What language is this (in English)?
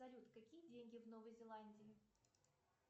Russian